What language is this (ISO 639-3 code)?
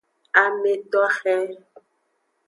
ajg